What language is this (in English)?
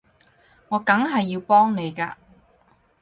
Cantonese